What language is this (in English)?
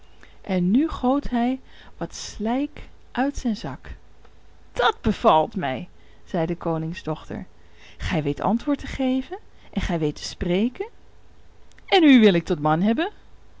Dutch